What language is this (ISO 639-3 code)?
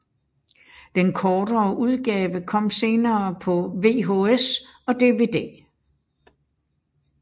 dan